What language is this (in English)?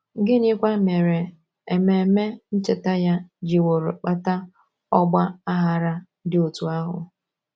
Igbo